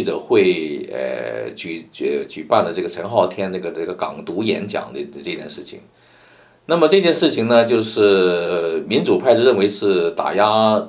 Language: Chinese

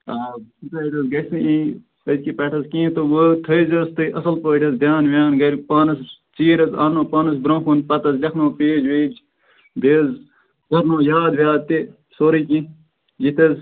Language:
Kashmiri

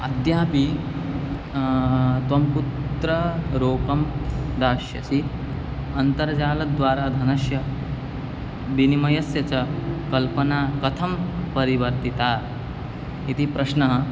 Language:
Sanskrit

